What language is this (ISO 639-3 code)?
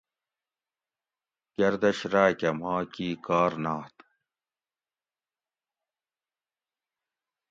gwc